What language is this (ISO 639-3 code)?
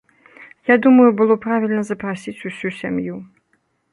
bel